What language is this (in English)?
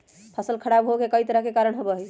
Magahi